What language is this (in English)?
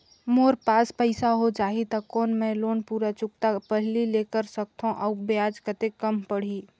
Chhattisgarhi